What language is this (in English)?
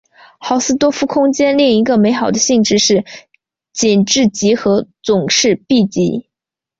Chinese